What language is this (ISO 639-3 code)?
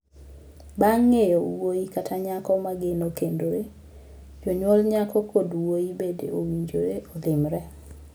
luo